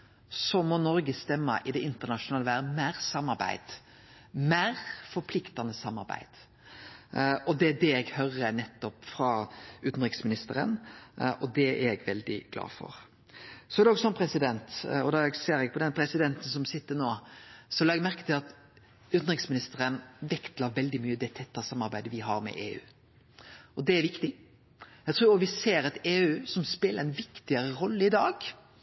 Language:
Norwegian Nynorsk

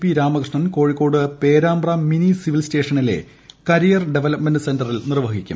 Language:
Malayalam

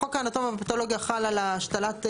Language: Hebrew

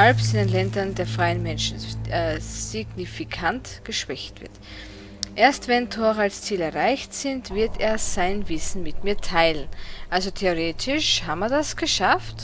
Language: German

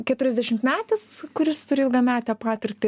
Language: Lithuanian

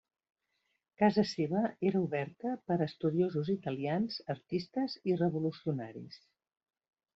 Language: Catalan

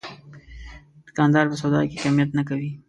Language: Pashto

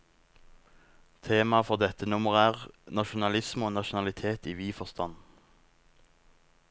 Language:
Norwegian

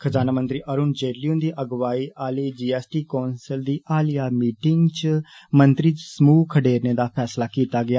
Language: Dogri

